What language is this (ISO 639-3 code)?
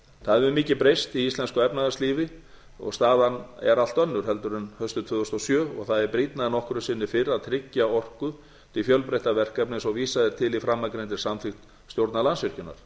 isl